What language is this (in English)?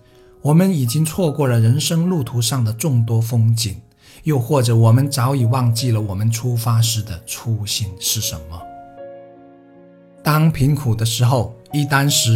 Chinese